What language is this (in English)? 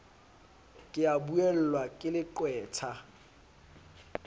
Southern Sotho